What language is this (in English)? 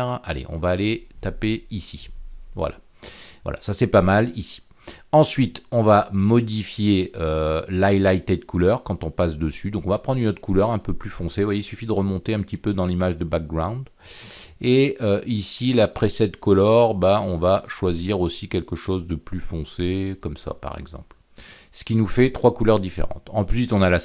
French